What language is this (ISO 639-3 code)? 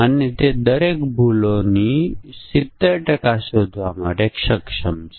guj